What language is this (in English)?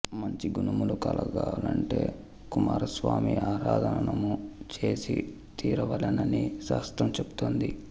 Telugu